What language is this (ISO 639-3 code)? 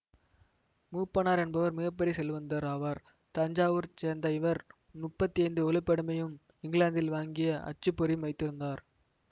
tam